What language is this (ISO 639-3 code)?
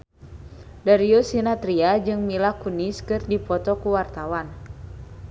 sun